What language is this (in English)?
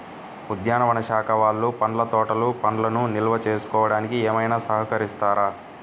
Telugu